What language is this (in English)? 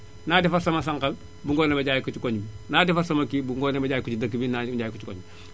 Wolof